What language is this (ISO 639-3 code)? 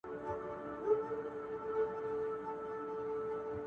pus